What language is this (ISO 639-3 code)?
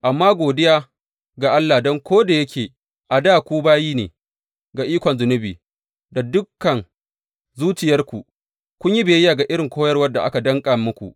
hau